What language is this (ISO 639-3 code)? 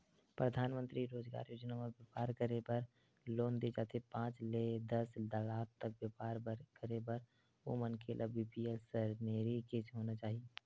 hne